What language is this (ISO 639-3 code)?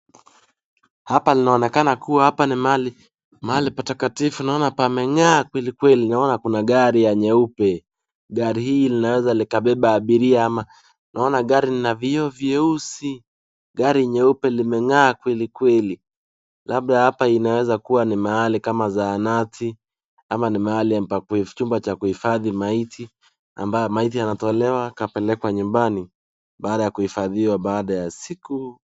swa